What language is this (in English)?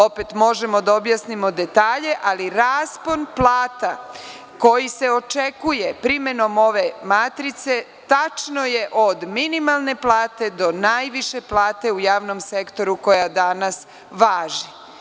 Serbian